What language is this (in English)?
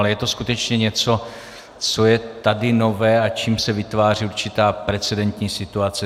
Czech